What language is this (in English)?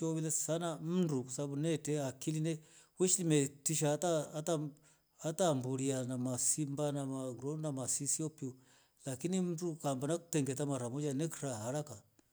Rombo